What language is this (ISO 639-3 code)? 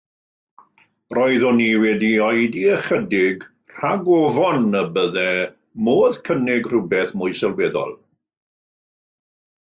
cym